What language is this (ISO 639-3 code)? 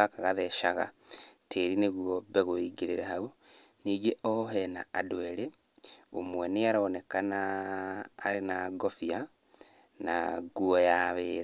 kik